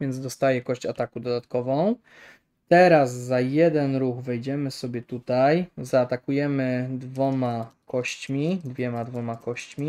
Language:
Polish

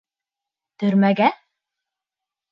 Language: Bashkir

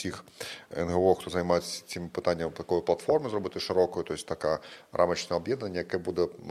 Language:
Ukrainian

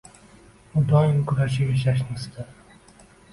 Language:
Uzbek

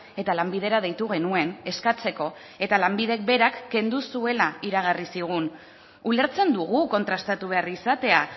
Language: Basque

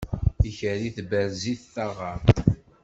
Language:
Kabyle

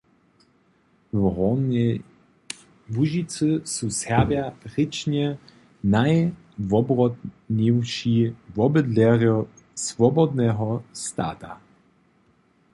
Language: Upper Sorbian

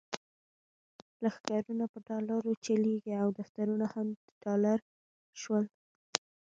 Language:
Pashto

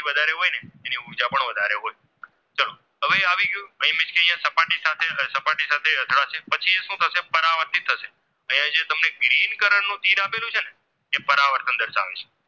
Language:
Gujarati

